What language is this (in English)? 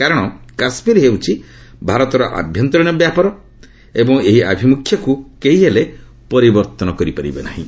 Odia